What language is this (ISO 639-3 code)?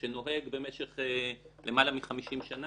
heb